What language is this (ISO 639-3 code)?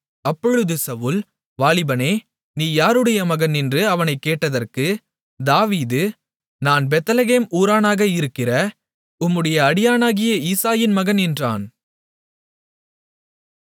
tam